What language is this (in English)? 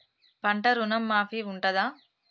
Telugu